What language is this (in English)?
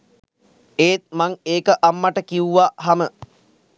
Sinhala